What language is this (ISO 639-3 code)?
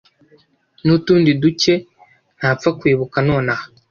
kin